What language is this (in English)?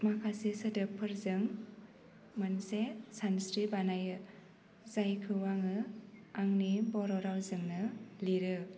Bodo